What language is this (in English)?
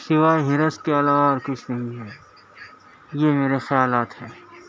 Urdu